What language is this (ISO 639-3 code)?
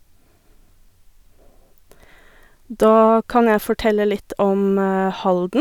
nor